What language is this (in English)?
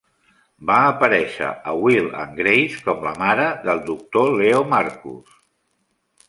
Catalan